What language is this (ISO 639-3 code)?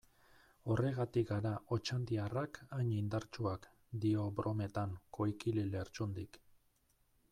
eus